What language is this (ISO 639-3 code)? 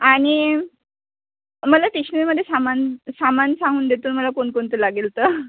mar